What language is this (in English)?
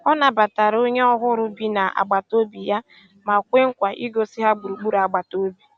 Igbo